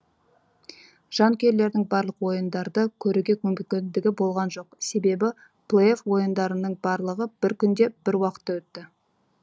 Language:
Kazakh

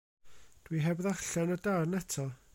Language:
Welsh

